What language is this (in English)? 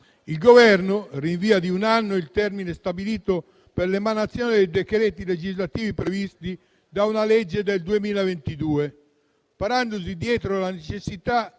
Italian